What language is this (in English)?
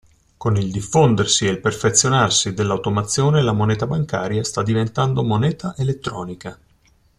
Italian